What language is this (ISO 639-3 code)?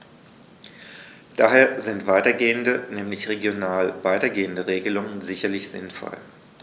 deu